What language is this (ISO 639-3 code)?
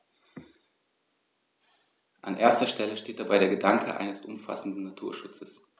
deu